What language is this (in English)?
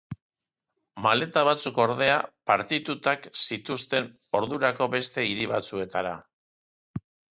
Basque